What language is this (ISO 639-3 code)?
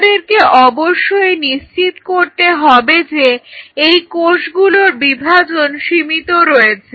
ben